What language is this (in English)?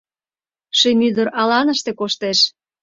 Mari